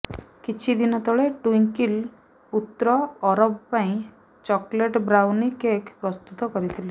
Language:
Odia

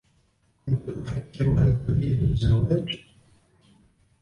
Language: Arabic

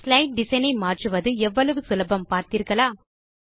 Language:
Tamil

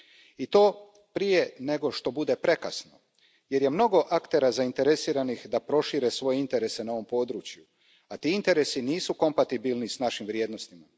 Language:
Croatian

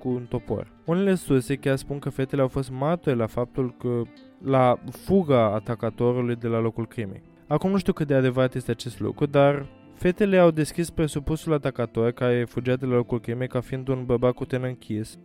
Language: Romanian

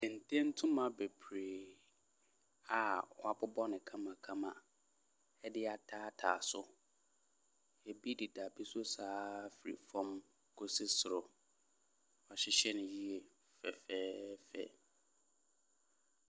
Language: Akan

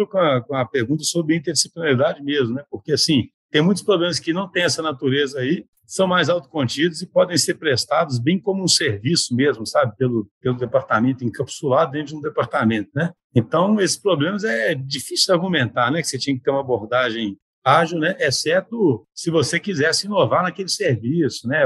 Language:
Portuguese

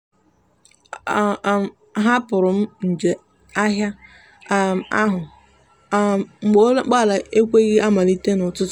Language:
Igbo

